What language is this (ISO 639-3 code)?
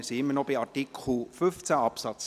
gsw